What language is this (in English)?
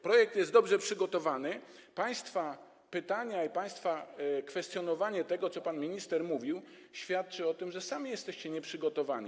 Polish